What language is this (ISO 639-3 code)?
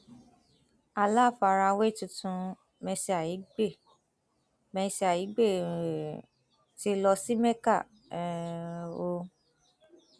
yor